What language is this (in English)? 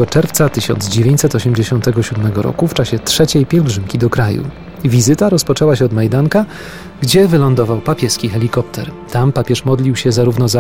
Polish